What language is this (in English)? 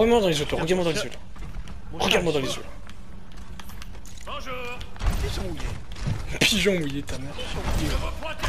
French